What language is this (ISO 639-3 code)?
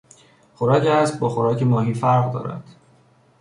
fas